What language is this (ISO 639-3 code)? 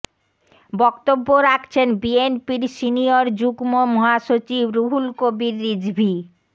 ben